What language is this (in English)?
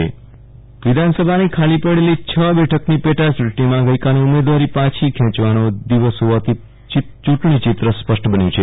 Gujarati